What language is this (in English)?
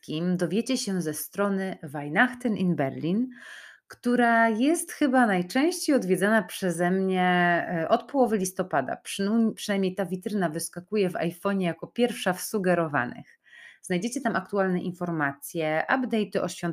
Polish